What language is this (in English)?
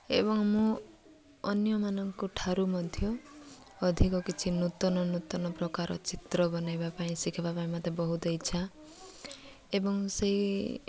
Odia